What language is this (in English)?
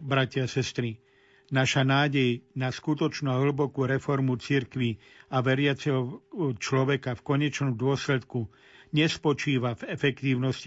Slovak